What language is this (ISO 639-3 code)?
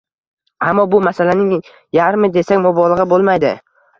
uzb